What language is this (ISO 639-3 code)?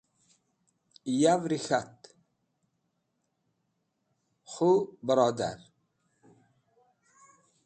wbl